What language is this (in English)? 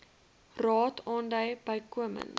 Afrikaans